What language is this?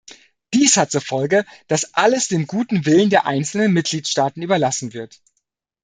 German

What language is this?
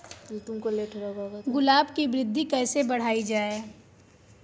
Hindi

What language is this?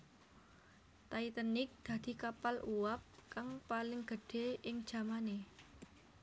Javanese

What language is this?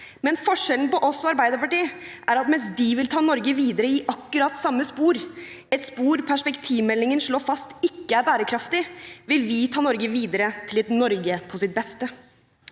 Norwegian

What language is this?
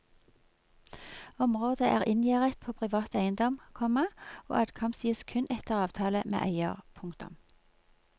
Norwegian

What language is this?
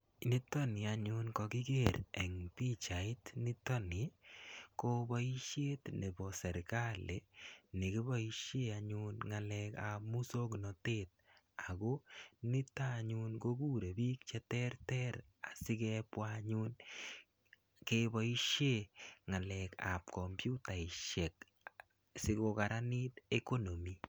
Kalenjin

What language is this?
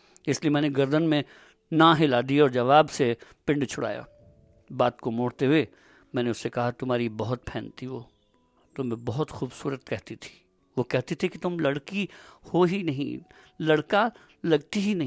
Hindi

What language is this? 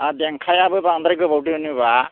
Bodo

